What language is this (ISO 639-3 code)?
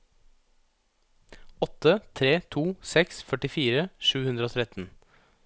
nor